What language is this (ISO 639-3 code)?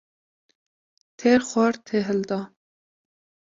kur